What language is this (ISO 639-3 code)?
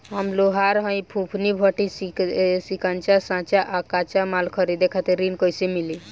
bho